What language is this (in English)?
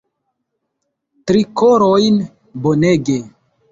Esperanto